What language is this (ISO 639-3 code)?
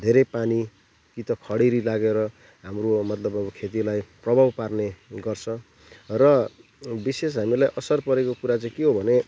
nep